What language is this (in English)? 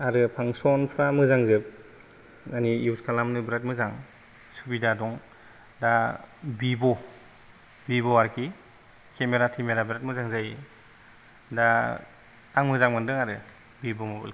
Bodo